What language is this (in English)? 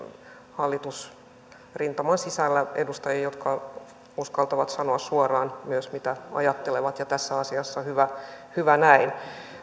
Finnish